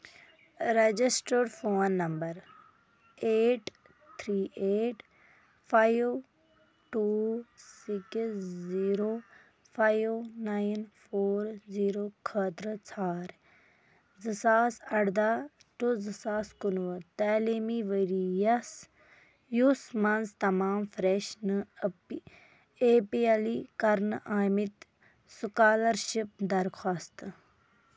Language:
Kashmiri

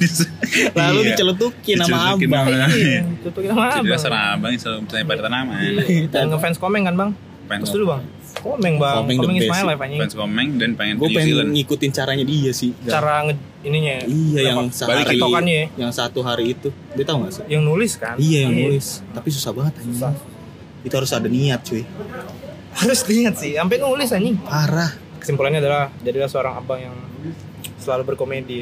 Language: Indonesian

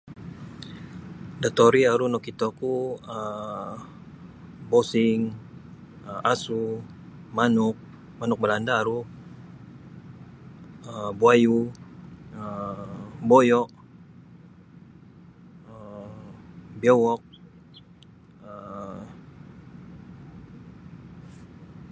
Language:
Sabah Bisaya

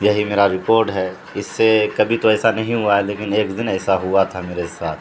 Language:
Urdu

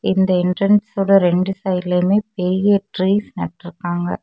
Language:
Tamil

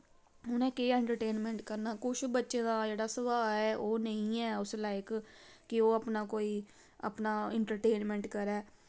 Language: Dogri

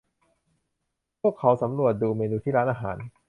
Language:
Thai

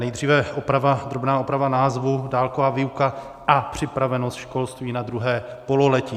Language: Czech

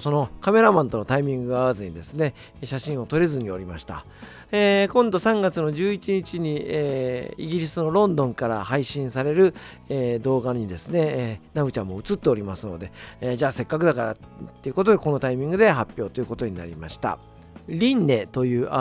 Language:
Japanese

